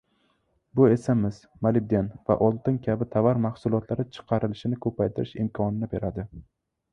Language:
Uzbek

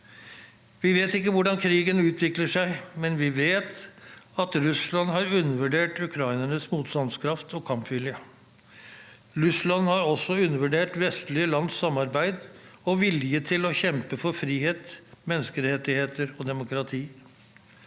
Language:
Norwegian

